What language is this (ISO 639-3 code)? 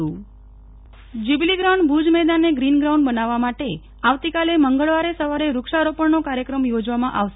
guj